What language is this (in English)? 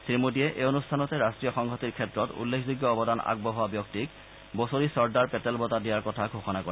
Assamese